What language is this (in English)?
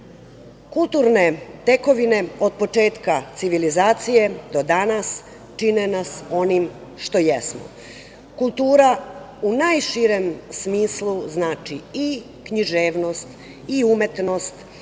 Serbian